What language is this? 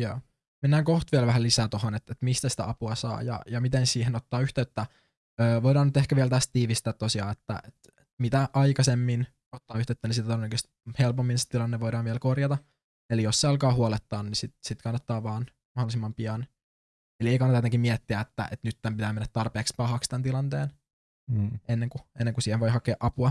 Finnish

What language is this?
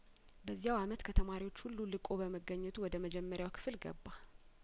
Amharic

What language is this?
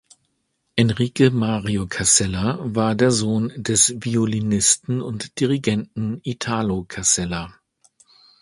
German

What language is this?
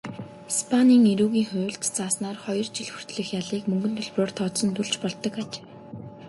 Mongolian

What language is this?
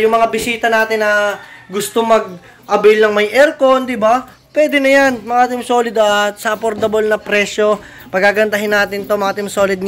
Filipino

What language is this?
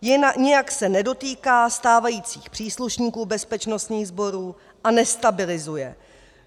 Czech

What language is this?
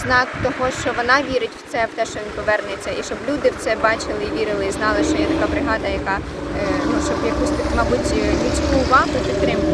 Ukrainian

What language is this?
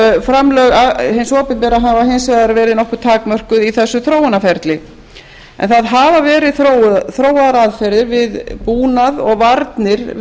Icelandic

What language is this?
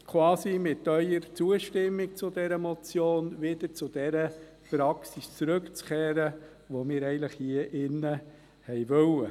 Swiss German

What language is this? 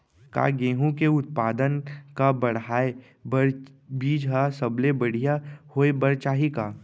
Chhattisgarhi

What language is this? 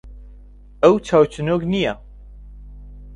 Central Kurdish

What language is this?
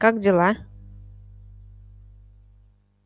Russian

